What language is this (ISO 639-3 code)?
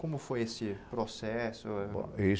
por